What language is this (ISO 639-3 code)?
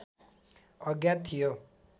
nep